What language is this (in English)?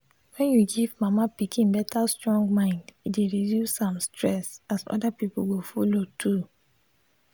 Nigerian Pidgin